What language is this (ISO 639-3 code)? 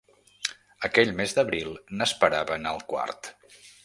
cat